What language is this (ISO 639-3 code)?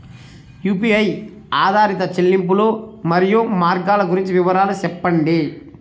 tel